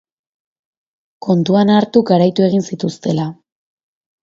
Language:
Basque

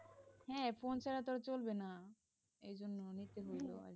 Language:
Bangla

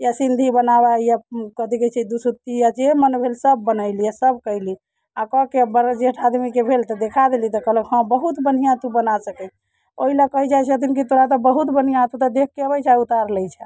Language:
Maithili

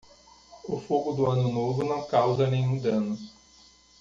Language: Portuguese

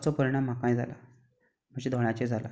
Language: Konkani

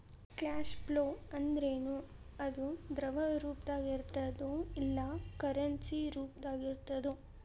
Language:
Kannada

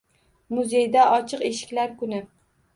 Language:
Uzbek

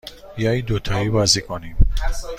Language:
Persian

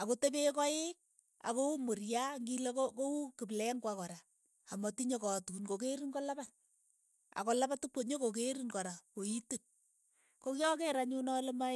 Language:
Keiyo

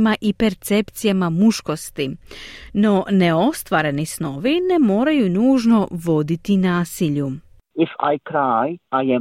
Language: Croatian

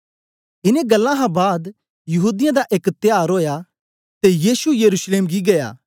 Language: Dogri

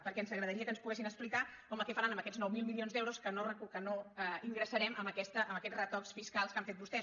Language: Catalan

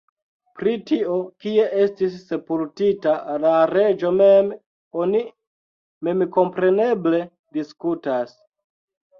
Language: Esperanto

